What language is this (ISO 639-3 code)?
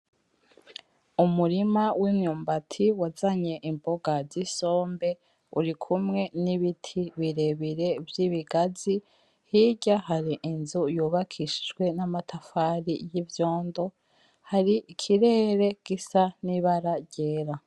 run